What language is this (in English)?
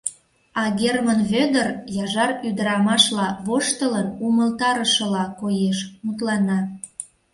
Mari